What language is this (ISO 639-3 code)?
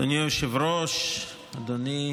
heb